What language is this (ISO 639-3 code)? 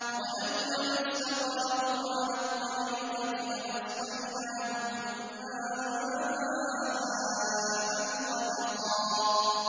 ara